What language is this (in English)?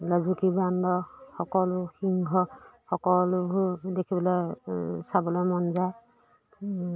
Assamese